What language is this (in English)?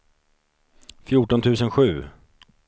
Swedish